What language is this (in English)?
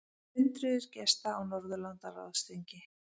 Icelandic